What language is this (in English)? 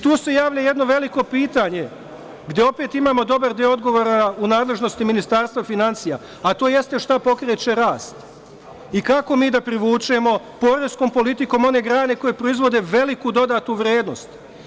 Serbian